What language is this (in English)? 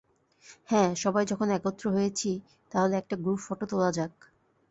Bangla